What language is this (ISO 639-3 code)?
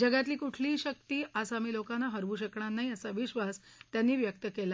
mar